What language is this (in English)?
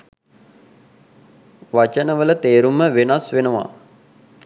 Sinhala